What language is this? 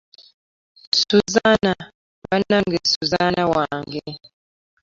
Ganda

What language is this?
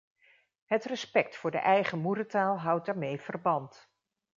Dutch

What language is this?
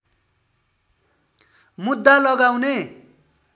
Nepali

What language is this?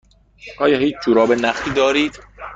Persian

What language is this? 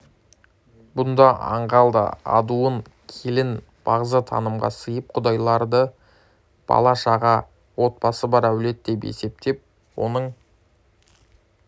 Kazakh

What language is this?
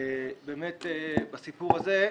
Hebrew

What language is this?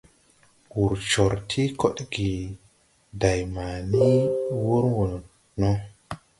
Tupuri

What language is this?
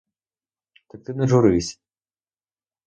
Ukrainian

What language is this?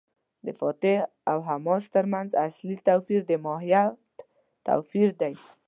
Pashto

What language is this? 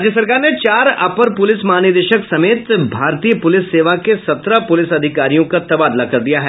Hindi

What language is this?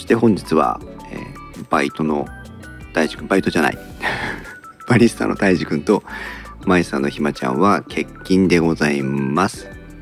Japanese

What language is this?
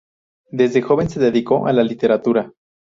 Spanish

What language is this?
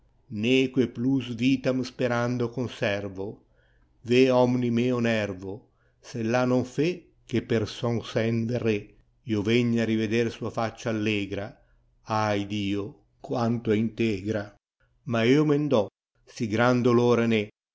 Italian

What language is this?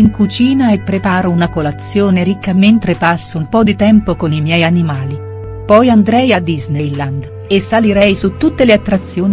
Italian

